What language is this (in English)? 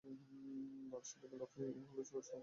Bangla